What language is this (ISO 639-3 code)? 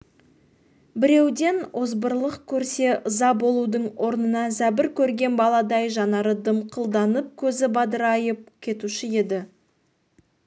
kaz